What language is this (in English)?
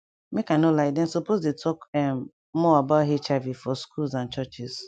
Nigerian Pidgin